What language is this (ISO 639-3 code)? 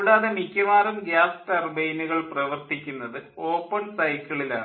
mal